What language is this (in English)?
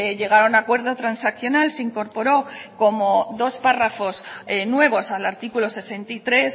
Spanish